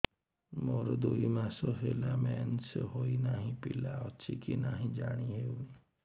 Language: Odia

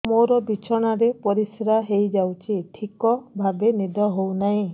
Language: Odia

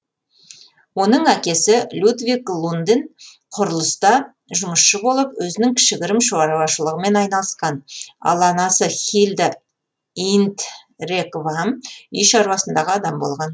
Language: Kazakh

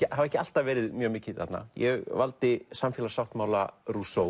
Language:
Icelandic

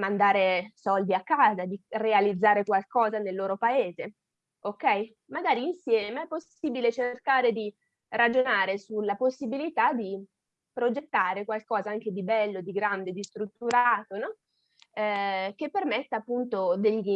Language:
Italian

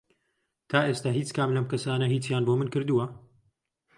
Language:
Central Kurdish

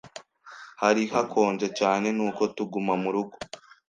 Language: Kinyarwanda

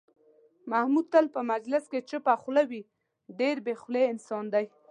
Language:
Pashto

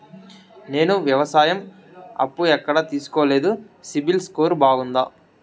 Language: Telugu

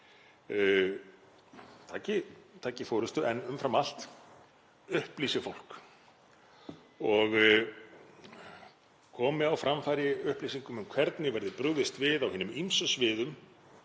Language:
Icelandic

